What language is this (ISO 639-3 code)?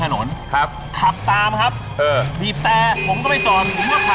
tha